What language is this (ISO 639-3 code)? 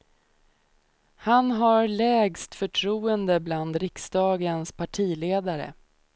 swe